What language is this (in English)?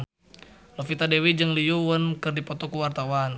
Sundanese